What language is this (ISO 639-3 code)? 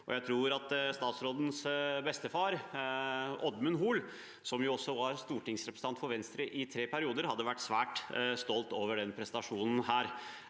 nor